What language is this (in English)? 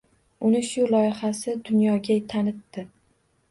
Uzbek